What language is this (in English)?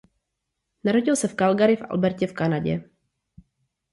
Czech